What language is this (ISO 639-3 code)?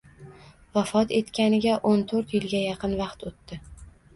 uzb